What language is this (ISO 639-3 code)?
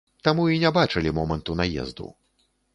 bel